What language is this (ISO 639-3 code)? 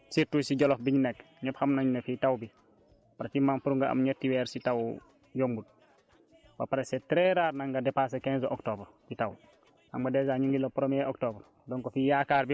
wol